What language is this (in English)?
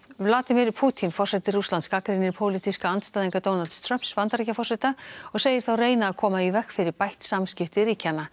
Icelandic